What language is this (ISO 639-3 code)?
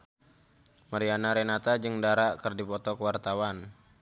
sun